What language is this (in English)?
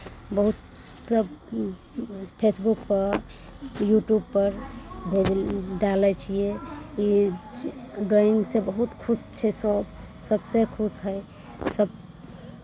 Maithili